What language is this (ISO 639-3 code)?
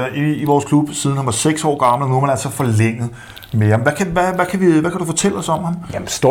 dan